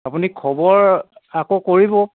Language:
Assamese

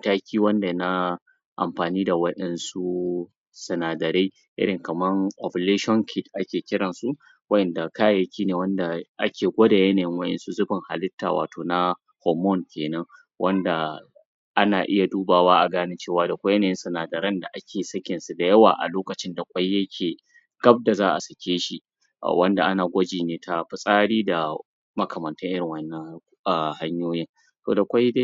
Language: Hausa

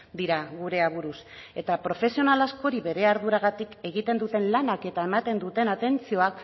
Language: Basque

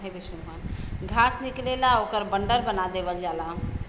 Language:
Bhojpuri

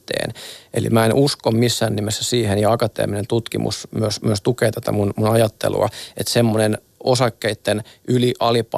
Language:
Finnish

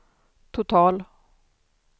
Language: Swedish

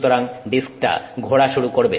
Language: Bangla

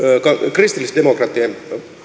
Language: Finnish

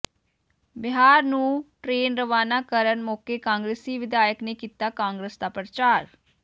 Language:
Punjabi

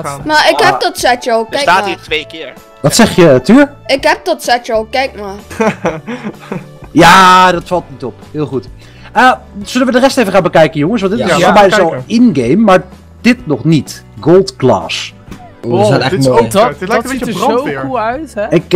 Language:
Dutch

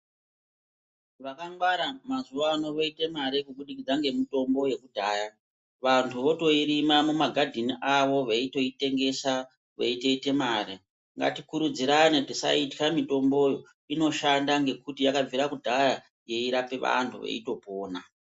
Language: Ndau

